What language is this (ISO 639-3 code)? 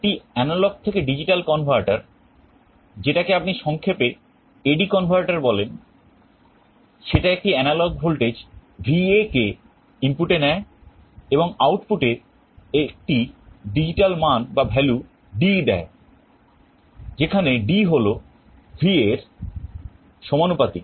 ben